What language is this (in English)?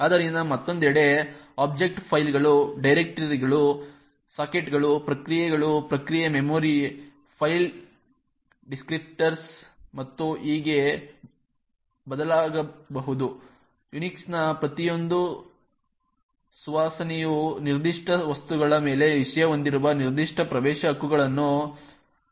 Kannada